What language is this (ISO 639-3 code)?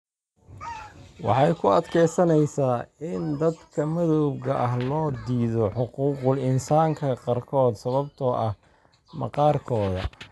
som